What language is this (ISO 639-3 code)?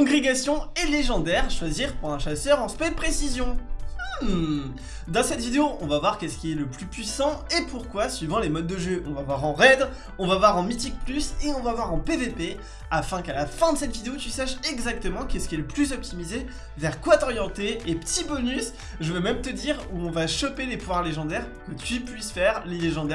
fra